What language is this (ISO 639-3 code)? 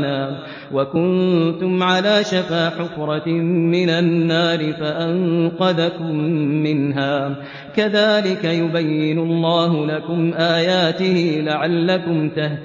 ara